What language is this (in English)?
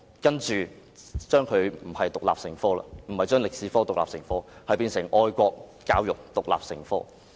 Cantonese